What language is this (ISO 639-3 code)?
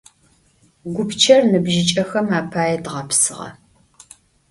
ady